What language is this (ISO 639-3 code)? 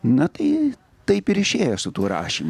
lit